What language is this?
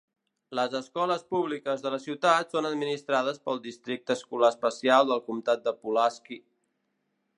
Catalan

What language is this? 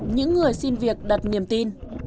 Vietnamese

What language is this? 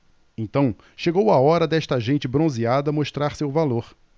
Portuguese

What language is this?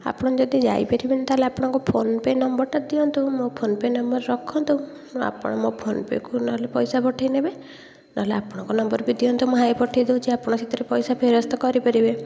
Odia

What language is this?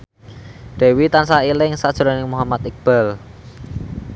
Javanese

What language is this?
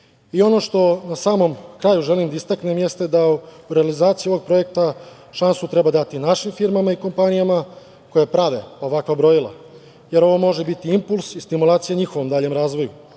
Serbian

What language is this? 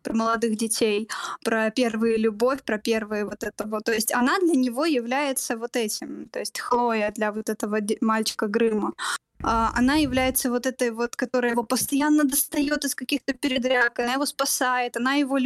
Russian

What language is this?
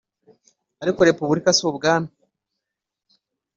Kinyarwanda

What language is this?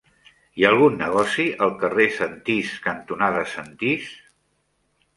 Catalan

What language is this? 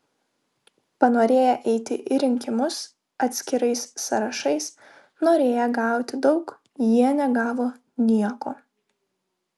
Lithuanian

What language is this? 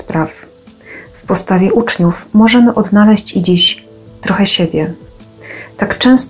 Polish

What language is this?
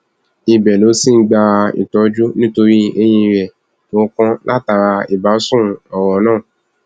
Yoruba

